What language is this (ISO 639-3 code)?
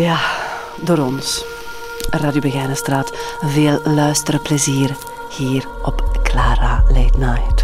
nld